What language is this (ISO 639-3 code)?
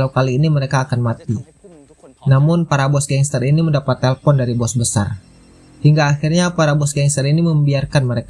ind